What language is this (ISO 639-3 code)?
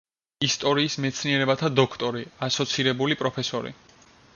kat